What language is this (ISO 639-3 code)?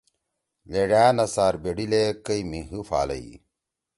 trw